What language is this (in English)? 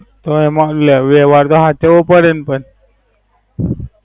Gujarati